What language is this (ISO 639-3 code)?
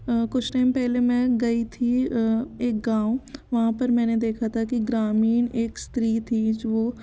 hin